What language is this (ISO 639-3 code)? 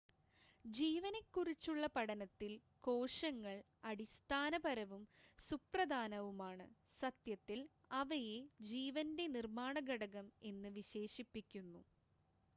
mal